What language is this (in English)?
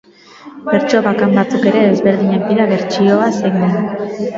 Basque